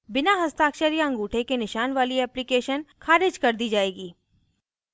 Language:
Hindi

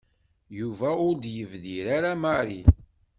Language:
Kabyle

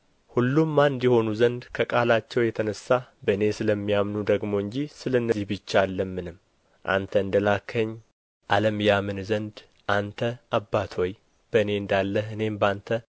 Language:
Amharic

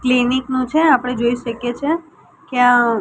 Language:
Gujarati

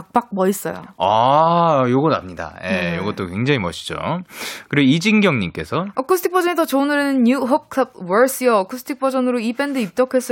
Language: Korean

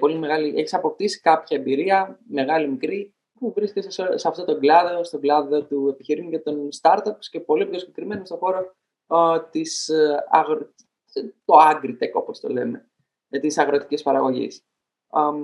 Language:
Greek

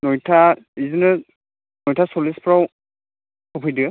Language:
Bodo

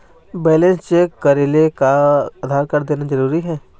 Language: Chhattisgarhi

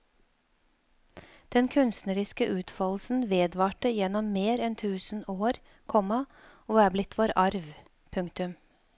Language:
Norwegian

